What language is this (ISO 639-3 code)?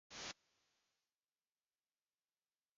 nan